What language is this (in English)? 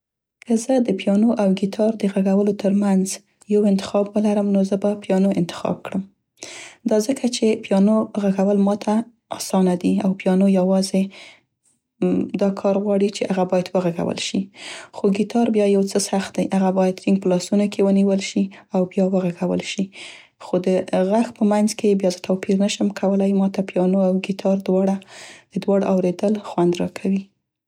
Central Pashto